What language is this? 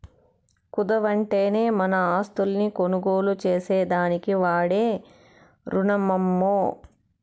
Telugu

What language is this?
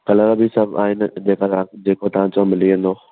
Sindhi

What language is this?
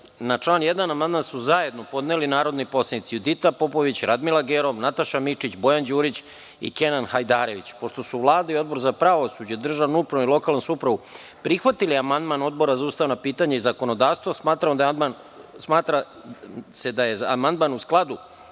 Serbian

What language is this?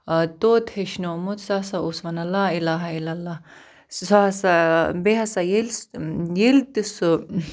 Kashmiri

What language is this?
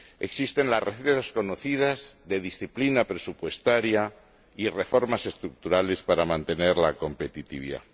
Spanish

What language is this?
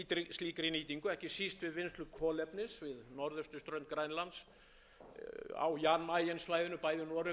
Icelandic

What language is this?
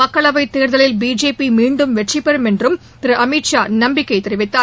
Tamil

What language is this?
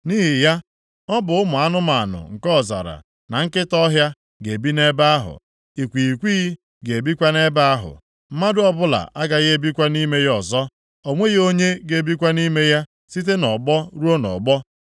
Igbo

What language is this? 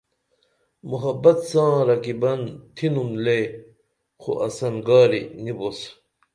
Dameli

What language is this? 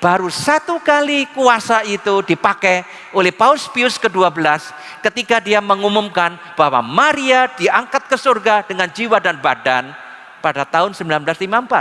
Indonesian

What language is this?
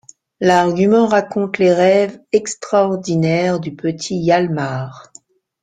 French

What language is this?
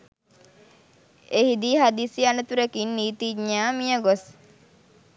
Sinhala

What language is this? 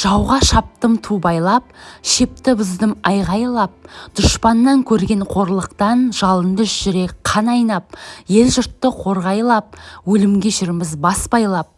Turkish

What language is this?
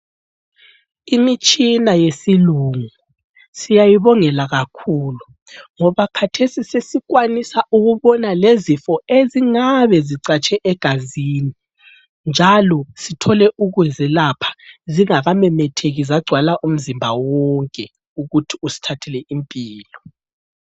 North Ndebele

